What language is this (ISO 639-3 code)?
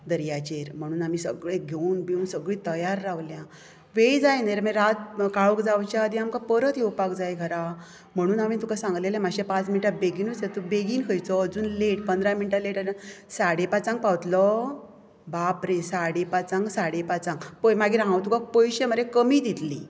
kok